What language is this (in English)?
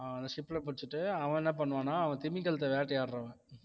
Tamil